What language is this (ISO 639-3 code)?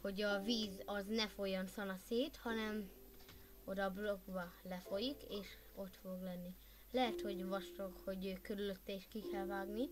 hun